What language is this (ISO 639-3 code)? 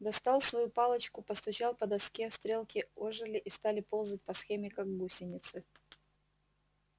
rus